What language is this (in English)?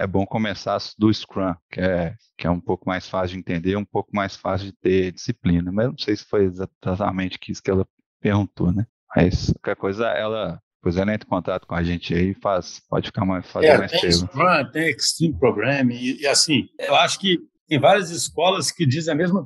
Portuguese